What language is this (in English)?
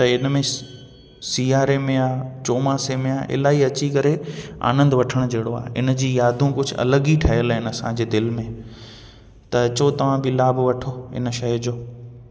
Sindhi